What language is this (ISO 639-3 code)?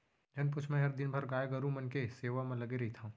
hne